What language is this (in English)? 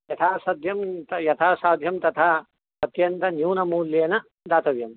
Sanskrit